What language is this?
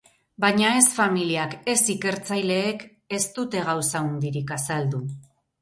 Basque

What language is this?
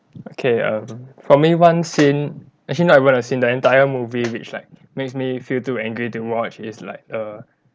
English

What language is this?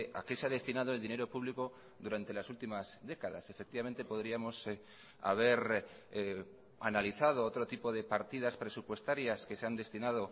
Spanish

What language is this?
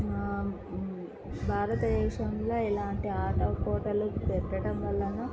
Telugu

